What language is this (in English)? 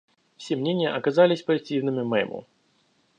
Russian